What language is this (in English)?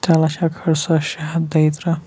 Kashmiri